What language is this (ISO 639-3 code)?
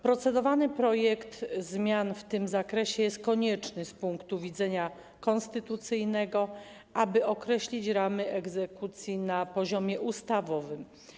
pol